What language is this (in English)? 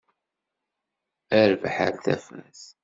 Kabyle